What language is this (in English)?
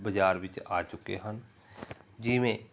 Punjabi